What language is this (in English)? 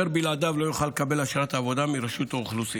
Hebrew